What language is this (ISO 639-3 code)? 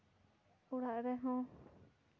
sat